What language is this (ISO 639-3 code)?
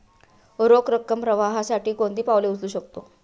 mar